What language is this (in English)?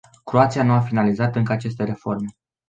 Romanian